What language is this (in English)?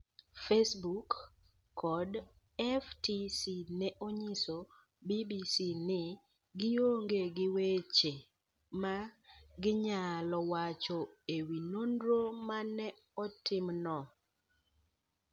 Luo (Kenya and Tanzania)